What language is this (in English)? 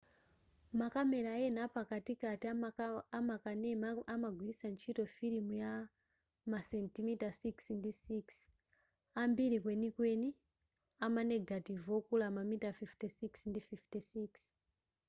Nyanja